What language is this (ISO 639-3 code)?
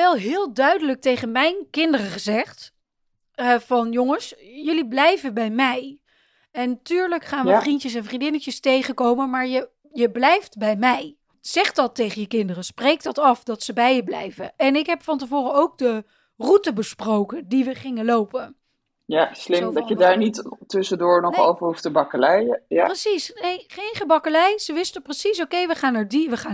nld